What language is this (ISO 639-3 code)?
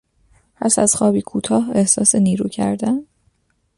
fas